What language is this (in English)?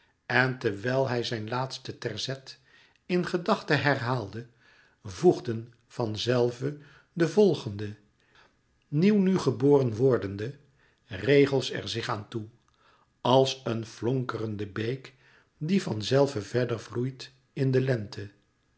Dutch